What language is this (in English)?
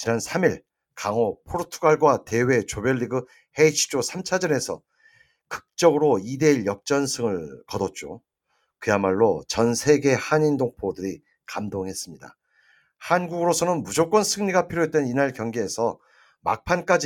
Korean